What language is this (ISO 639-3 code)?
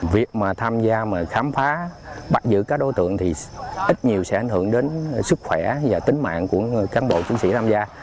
vie